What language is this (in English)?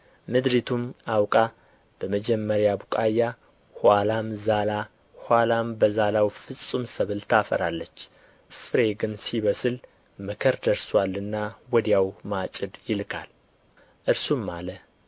Amharic